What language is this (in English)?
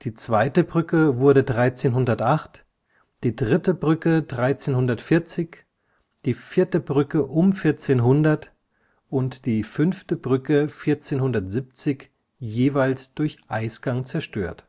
German